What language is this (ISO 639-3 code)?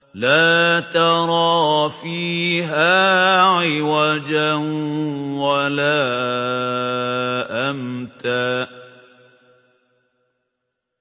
ara